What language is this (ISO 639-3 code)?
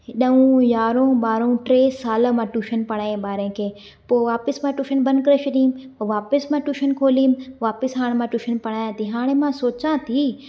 snd